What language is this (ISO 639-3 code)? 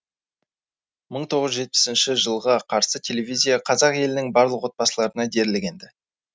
kaz